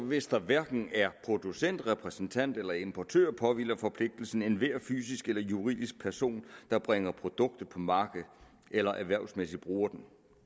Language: Danish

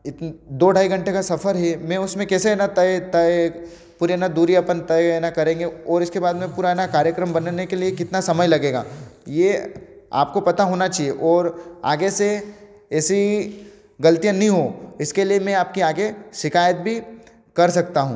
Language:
Hindi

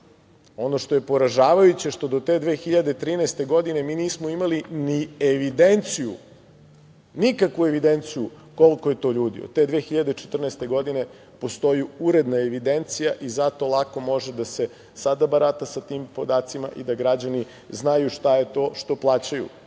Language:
Serbian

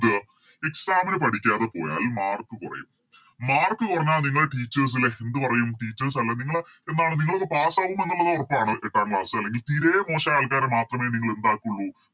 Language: Malayalam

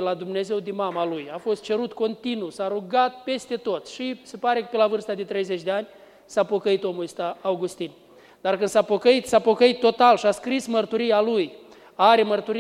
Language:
Romanian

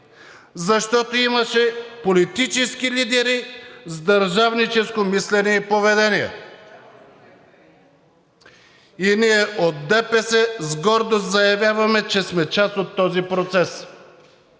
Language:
Bulgarian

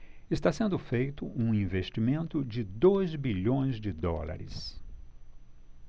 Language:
Portuguese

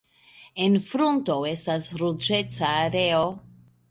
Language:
Esperanto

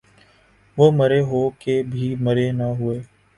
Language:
Urdu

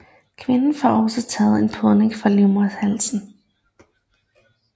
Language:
Danish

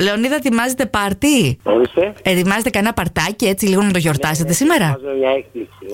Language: Greek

